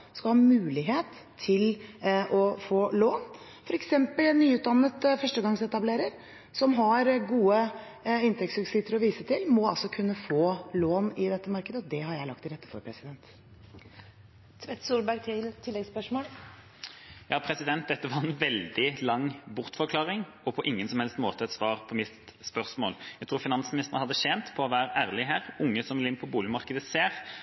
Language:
Norwegian Bokmål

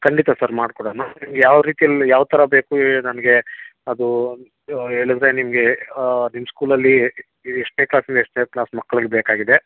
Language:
Kannada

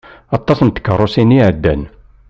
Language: Kabyle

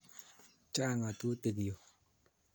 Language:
Kalenjin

